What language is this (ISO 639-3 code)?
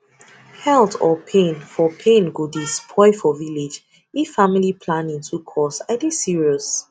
pcm